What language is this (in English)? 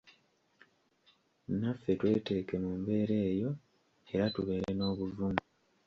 Ganda